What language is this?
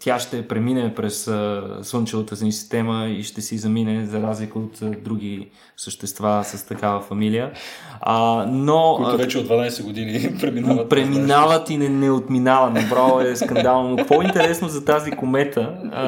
Bulgarian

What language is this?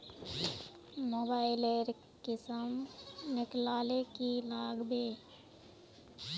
Magahi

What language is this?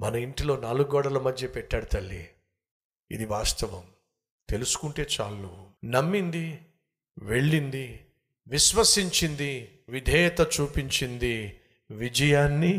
Telugu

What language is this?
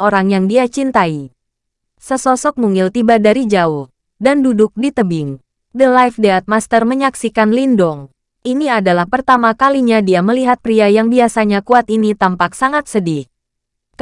Indonesian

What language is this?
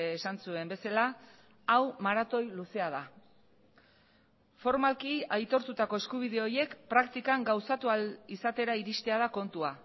Basque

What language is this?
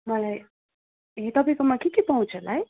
Nepali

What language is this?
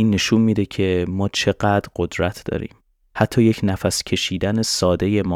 Persian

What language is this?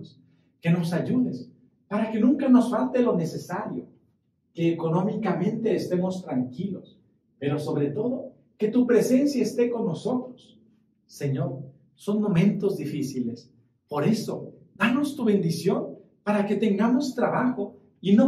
Spanish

